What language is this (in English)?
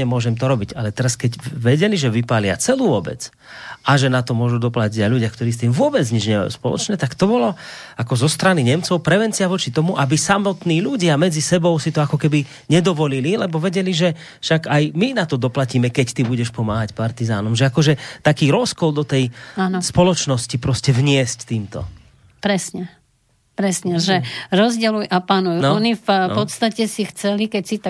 Slovak